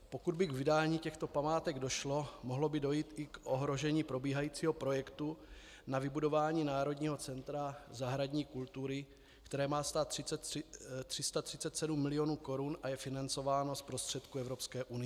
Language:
Czech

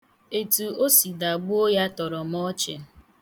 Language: Igbo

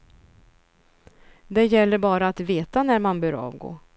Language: Swedish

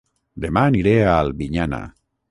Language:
Catalan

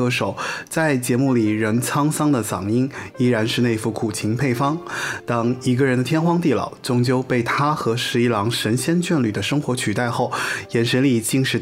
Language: Chinese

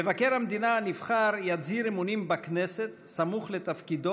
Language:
Hebrew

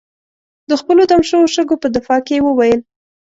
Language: Pashto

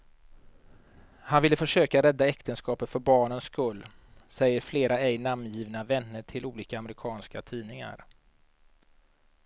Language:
Swedish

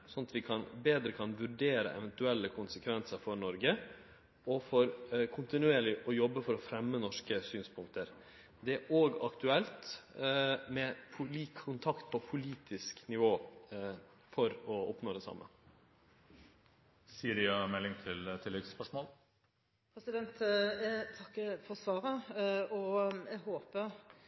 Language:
Norwegian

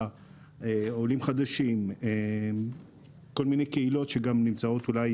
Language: Hebrew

